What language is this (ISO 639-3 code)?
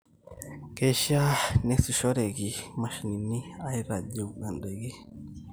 mas